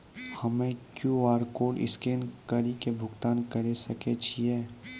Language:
Maithili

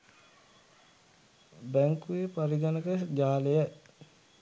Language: Sinhala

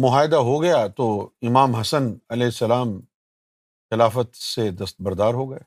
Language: Urdu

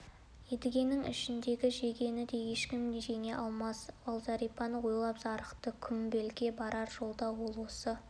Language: Kazakh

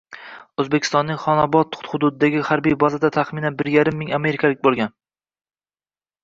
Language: Uzbek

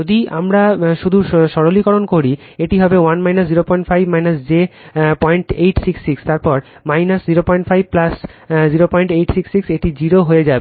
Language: Bangla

